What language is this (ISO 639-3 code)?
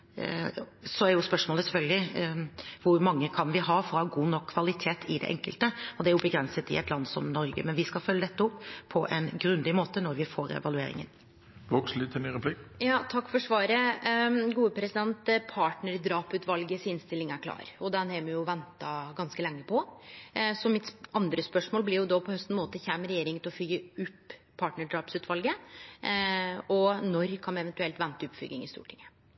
nor